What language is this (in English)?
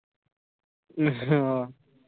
Punjabi